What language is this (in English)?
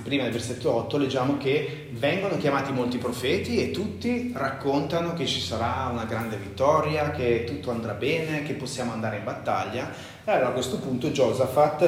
Italian